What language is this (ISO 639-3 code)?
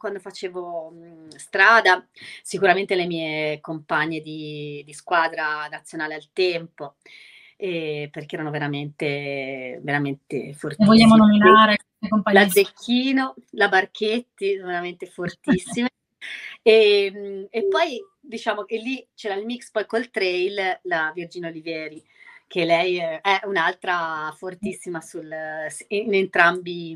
ita